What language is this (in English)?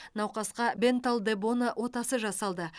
Kazakh